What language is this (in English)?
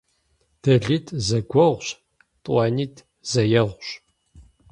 Kabardian